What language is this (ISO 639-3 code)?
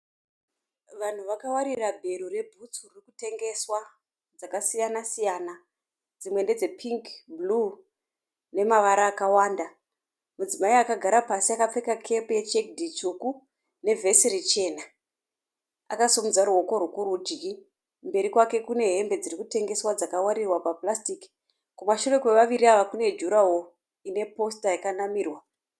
sna